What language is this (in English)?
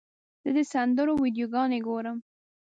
Pashto